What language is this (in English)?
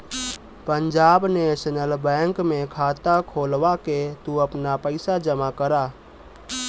Bhojpuri